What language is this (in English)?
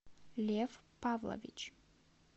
Russian